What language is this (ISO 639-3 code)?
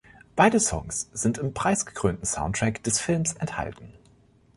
deu